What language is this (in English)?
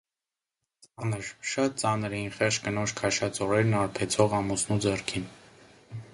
Armenian